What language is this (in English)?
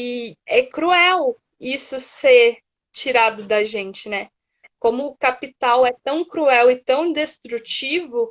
Portuguese